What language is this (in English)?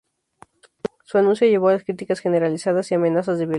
Spanish